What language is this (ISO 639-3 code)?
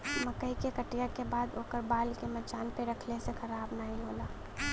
bho